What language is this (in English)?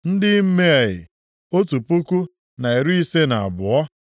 Igbo